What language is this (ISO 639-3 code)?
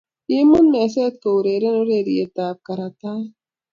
kln